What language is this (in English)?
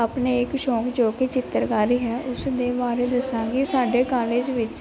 Punjabi